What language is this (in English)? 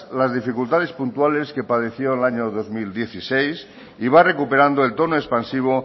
Spanish